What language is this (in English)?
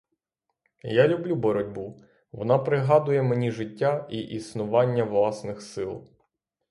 Ukrainian